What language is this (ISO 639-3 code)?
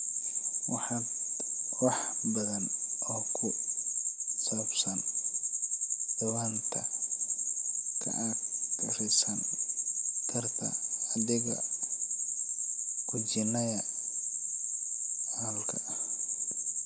som